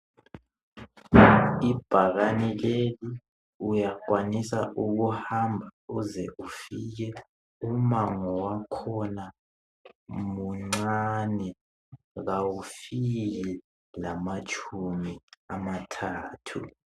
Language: North Ndebele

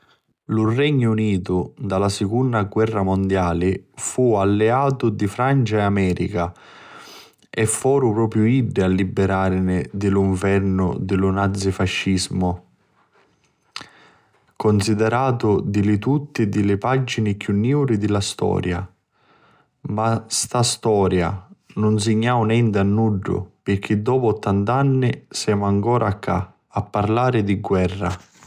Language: Sicilian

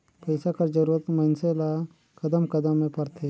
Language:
Chhattisgarhi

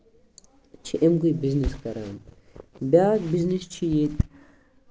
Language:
Kashmiri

